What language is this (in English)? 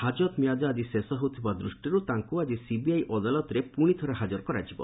Odia